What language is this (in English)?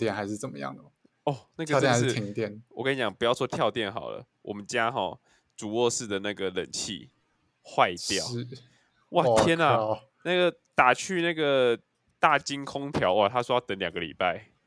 Chinese